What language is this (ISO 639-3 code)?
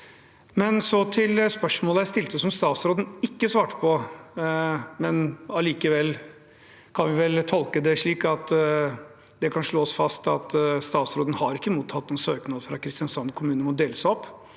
nor